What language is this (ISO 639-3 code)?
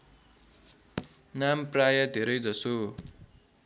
nep